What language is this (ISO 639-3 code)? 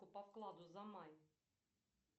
rus